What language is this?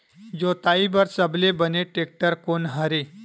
Chhattisgarhi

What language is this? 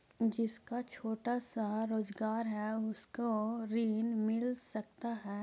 Magahi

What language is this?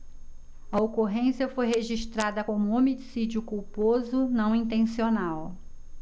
Portuguese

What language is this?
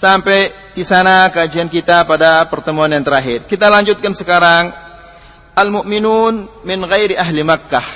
Malay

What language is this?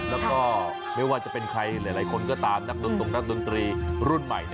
Thai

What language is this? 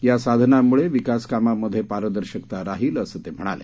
Marathi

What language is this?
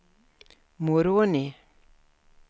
Swedish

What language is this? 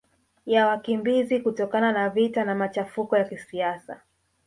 Swahili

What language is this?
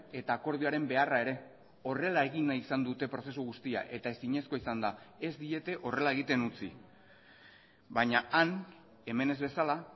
Basque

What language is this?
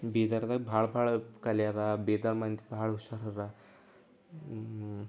Kannada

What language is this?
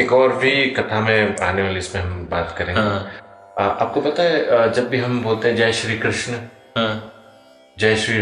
Hindi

